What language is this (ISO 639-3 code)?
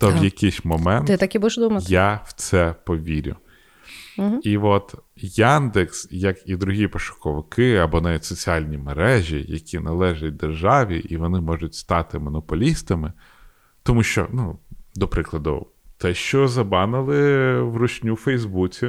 ukr